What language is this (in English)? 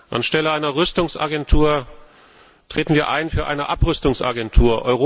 German